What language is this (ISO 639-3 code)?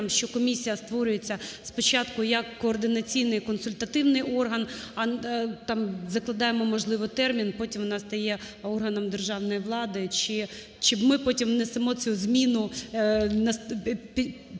ukr